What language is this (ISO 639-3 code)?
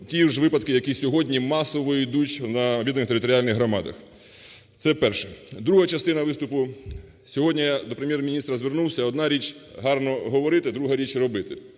ukr